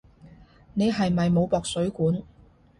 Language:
Cantonese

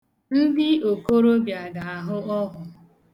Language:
Igbo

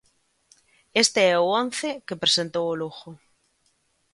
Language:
Galician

